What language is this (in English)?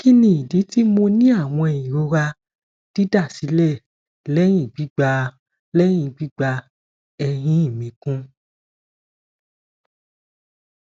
Yoruba